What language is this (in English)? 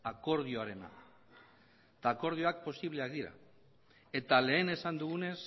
Basque